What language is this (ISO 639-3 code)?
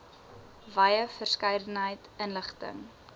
afr